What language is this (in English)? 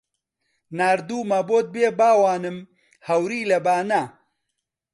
Central Kurdish